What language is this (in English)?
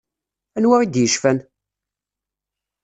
Kabyle